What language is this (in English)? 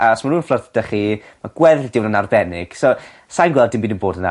Welsh